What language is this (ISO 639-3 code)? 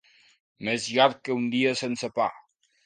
cat